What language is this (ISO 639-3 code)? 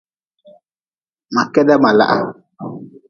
nmz